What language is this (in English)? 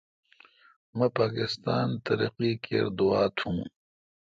Kalkoti